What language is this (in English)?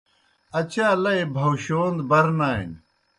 Kohistani Shina